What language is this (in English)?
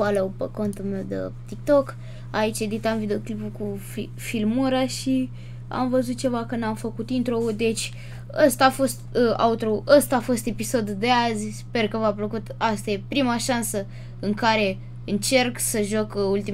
Romanian